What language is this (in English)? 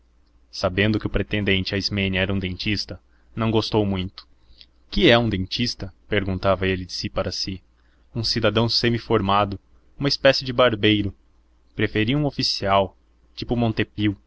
Portuguese